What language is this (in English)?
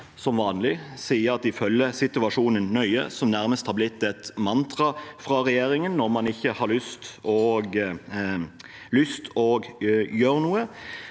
Norwegian